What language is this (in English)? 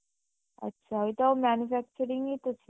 Bangla